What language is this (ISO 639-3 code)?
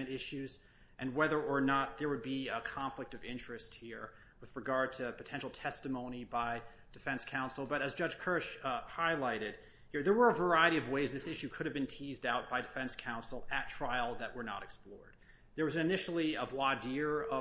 eng